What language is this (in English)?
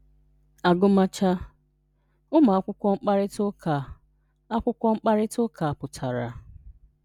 Igbo